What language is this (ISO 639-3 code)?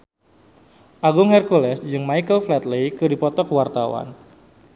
sun